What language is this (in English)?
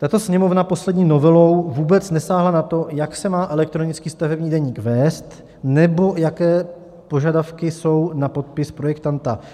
Czech